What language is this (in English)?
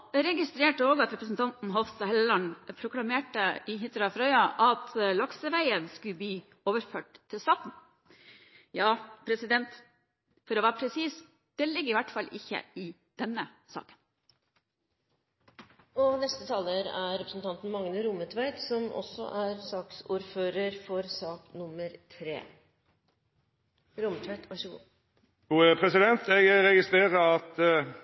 Norwegian